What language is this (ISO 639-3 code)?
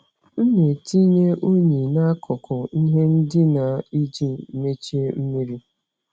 ibo